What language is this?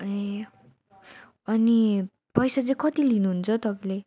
Nepali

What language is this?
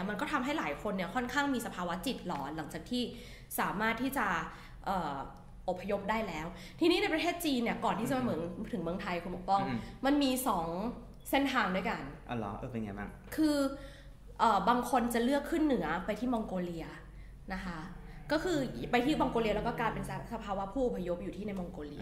Thai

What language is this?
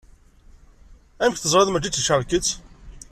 Kabyle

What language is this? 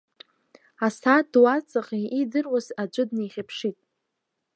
Abkhazian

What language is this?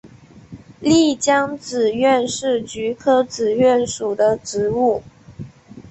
Chinese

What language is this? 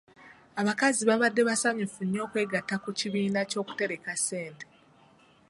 Ganda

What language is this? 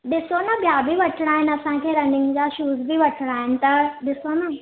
Sindhi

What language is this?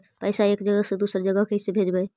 Magahi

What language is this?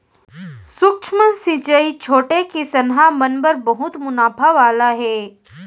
Chhattisgarhi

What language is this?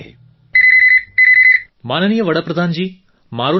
Gujarati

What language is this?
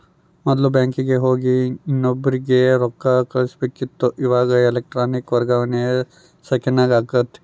Kannada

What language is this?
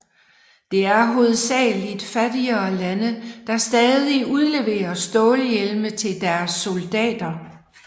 Danish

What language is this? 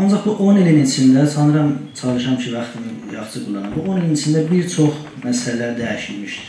Turkish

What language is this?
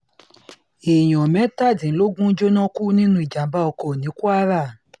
Yoruba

